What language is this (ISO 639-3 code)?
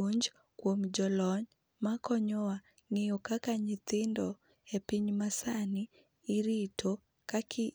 luo